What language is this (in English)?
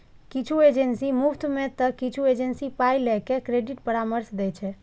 Maithili